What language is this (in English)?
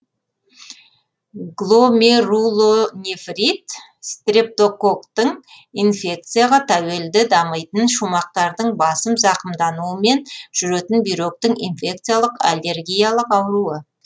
Kazakh